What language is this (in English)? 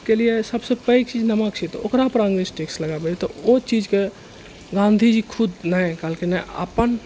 Maithili